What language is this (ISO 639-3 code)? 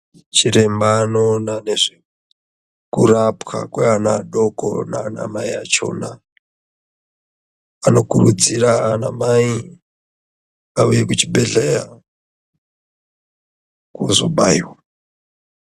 ndc